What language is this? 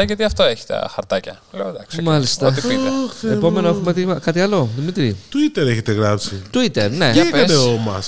Greek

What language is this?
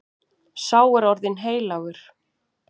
Icelandic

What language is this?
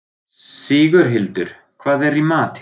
Icelandic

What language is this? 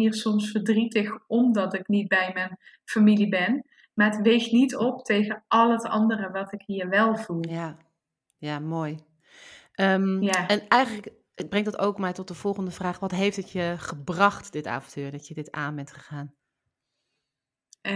Dutch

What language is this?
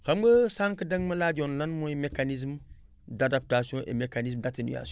Wolof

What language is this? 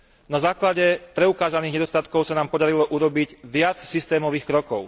Slovak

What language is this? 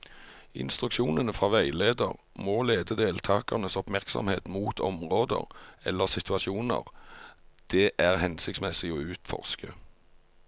Norwegian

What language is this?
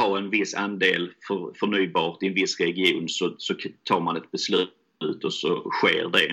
Swedish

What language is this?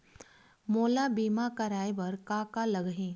Chhattisgarhi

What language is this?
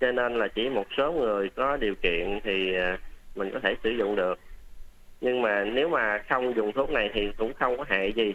Vietnamese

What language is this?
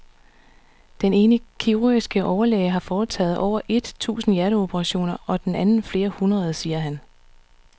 Danish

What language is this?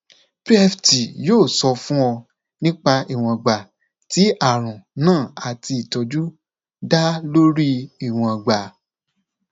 Yoruba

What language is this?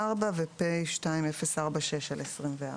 Hebrew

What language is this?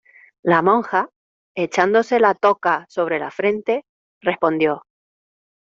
Spanish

